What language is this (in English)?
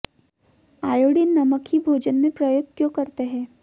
Hindi